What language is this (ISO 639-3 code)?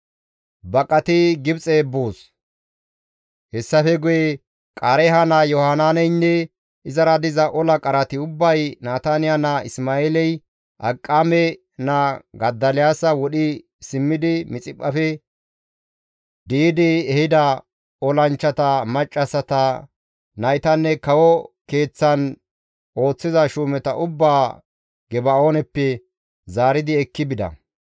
gmv